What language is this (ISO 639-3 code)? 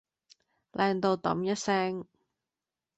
yue